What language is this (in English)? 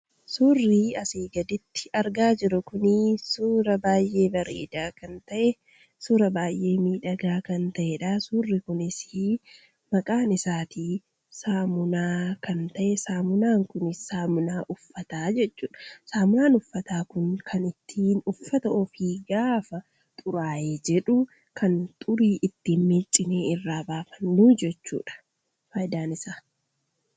Oromo